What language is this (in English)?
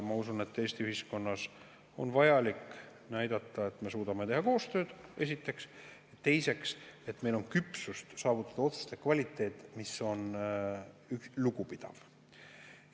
Estonian